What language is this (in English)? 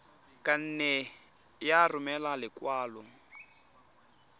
Tswana